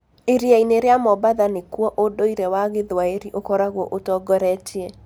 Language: Kikuyu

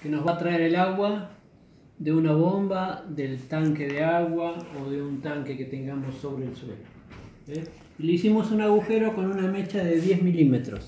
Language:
Spanish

